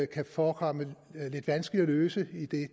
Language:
Danish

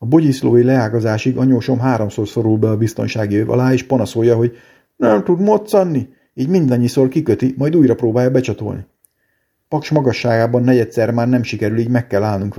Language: Hungarian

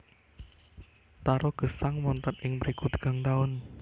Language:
Javanese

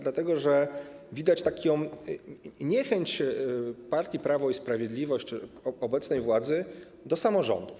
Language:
Polish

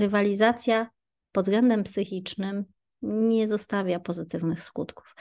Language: Polish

